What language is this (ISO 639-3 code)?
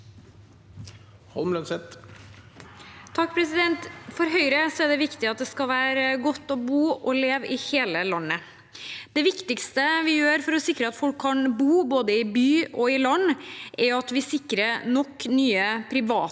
nor